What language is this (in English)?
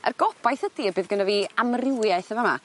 Welsh